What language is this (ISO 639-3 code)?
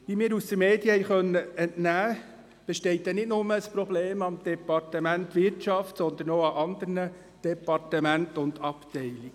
gsw